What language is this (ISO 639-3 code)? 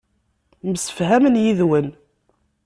kab